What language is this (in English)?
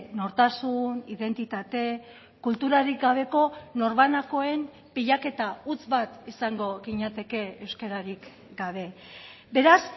Basque